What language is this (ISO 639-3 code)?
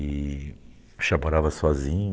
por